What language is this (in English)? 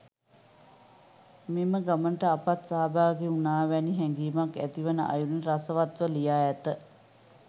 Sinhala